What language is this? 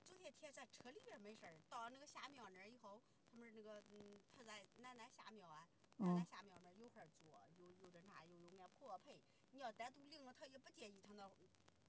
Chinese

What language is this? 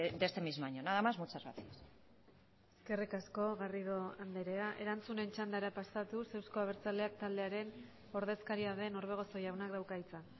Basque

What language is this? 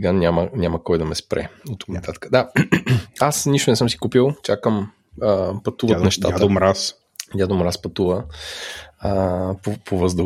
Bulgarian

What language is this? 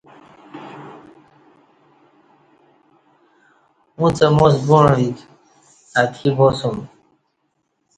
Kati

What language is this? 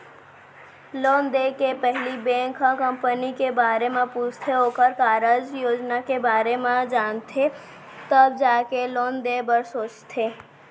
Chhattisgarhi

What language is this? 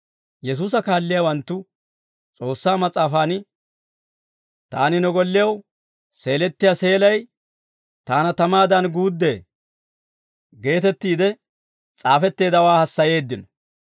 Dawro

